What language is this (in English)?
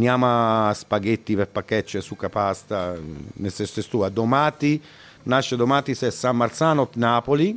Bulgarian